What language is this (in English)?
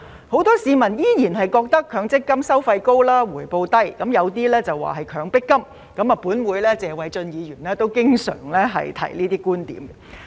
Cantonese